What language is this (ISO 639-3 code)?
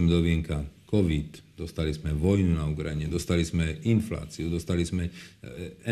slk